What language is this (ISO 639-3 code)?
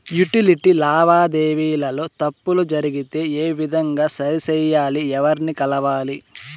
tel